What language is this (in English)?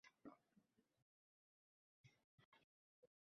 Uzbek